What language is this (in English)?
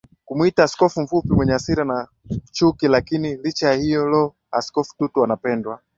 Swahili